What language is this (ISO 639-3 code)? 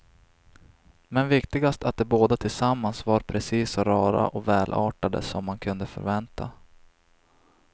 swe